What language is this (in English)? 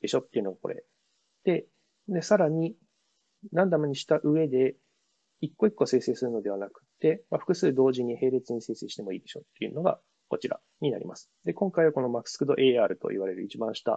Japanese